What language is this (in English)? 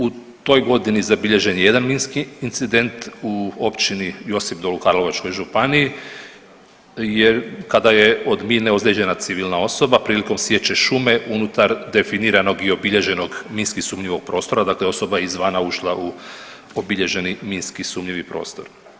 Croatian